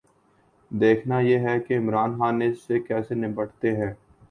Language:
Urdu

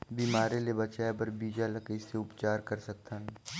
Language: Chhattisgarhi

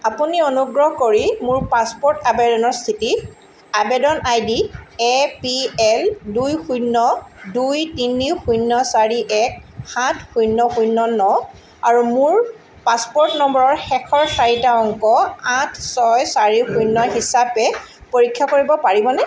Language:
Assamese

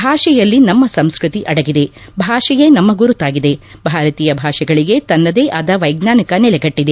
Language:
Kannada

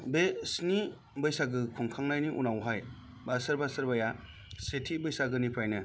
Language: Bodo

